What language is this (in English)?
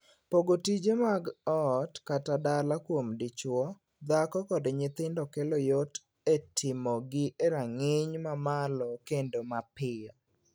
Luo (Kenya and Tanzania)